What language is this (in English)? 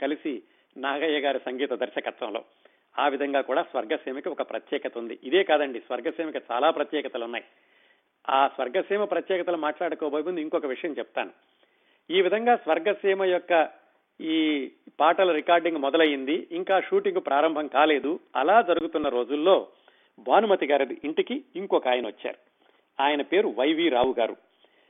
Telugu